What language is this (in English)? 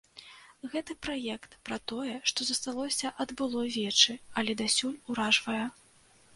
Belarusian